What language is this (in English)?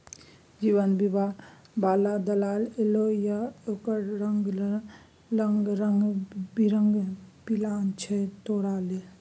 Maithili